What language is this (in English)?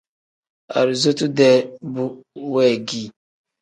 Tem